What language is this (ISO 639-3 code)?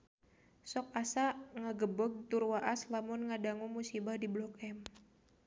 sun